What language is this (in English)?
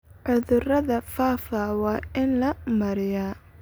Somali